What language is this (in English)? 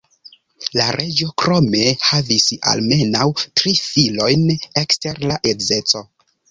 Esperanto